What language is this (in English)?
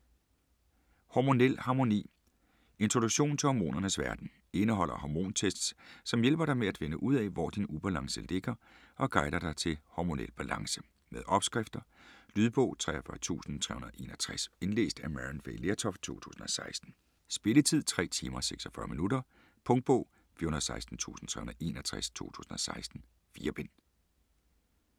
Danish